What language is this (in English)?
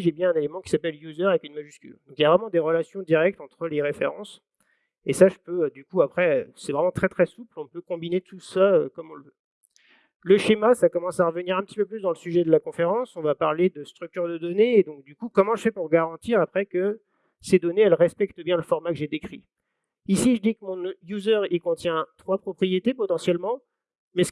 French